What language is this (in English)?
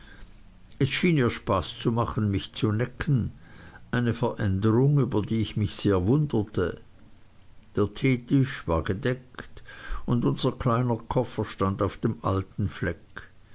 German